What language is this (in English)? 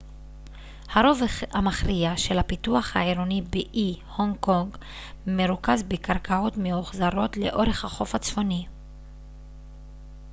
Hebrew